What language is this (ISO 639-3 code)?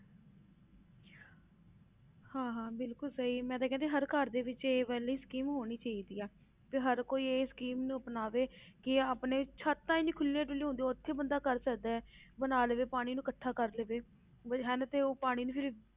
pan